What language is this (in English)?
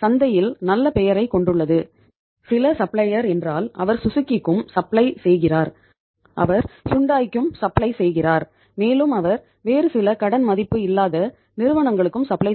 Tamil